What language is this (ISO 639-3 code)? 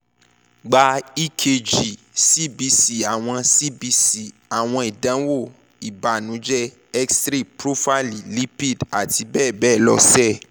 yor